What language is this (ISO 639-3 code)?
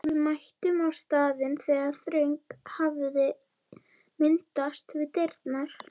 isl